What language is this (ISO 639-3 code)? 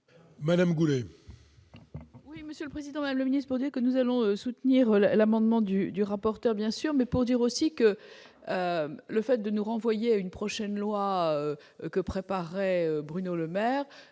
fra